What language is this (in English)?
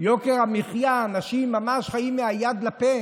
Hebrew